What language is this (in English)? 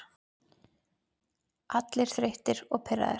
Icelandic